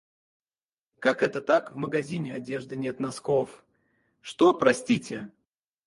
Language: Russian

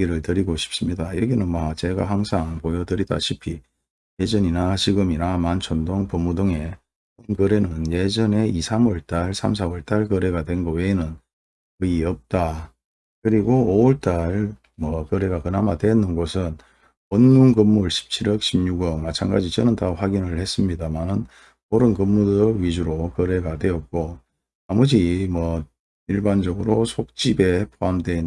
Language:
Korean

